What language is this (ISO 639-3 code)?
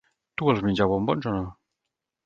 cat